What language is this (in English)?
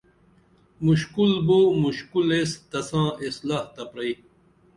Dameli